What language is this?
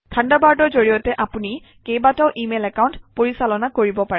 Assamese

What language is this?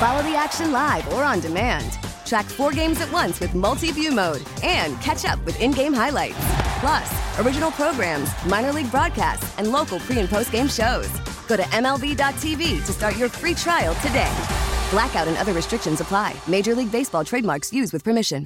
English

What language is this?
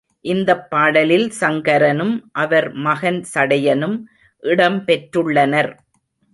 Tamil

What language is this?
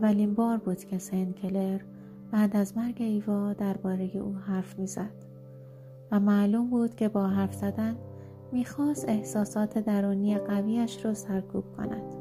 Persian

